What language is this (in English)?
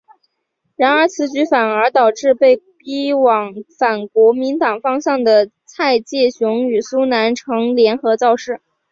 Chinese